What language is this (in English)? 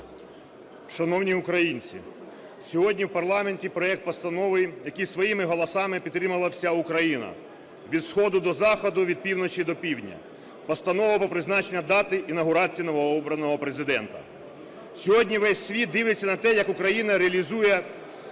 Ukrainian